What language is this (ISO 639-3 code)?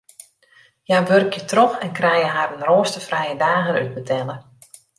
fry